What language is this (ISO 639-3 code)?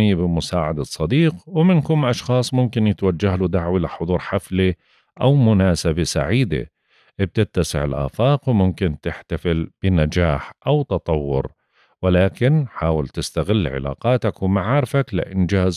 ara